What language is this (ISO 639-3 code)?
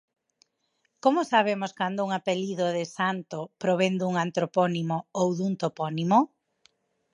glg